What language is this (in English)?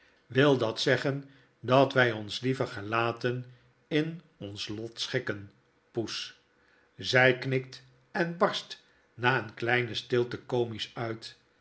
Dutch